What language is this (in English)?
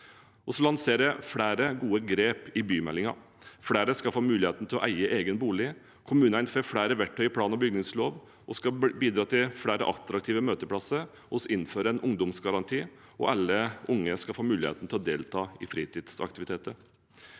Norwegian